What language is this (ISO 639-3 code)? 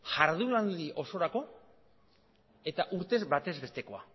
eus